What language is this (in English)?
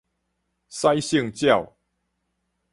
Min Nan Chinese